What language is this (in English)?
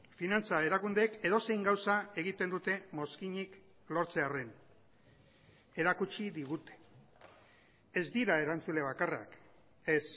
Basque